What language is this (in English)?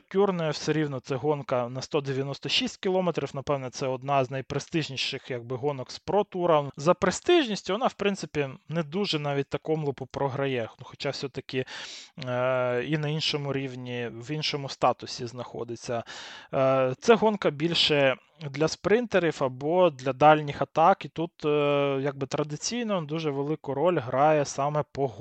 Ukrainian